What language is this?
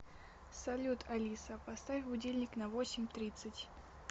Russian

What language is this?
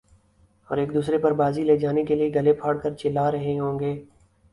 Urdu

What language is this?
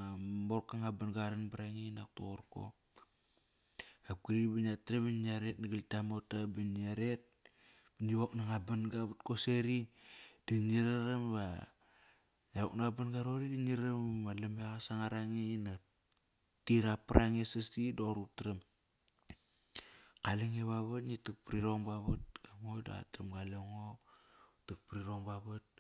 Kairak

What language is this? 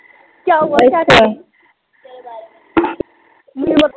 Punjabi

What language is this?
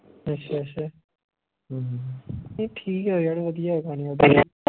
Punjabi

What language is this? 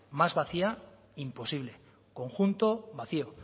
Spanish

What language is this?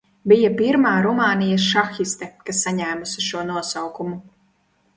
Latvian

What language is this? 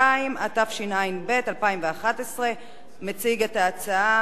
Hebrew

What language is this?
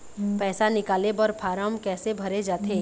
Chhattisgarhi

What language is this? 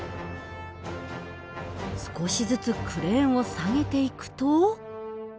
Japanese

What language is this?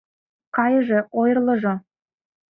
Mari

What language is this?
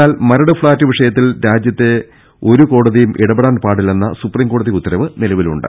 Malayalam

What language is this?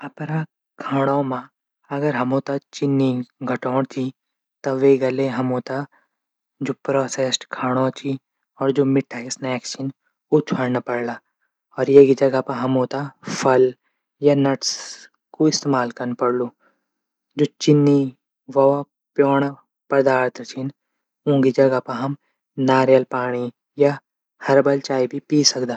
Garhwali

